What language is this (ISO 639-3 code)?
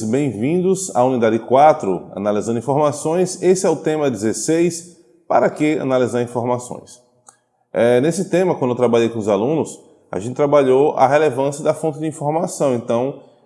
por